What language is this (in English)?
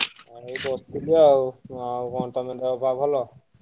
Odia